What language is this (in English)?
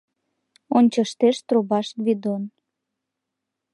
Mari